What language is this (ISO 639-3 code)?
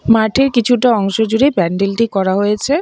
ben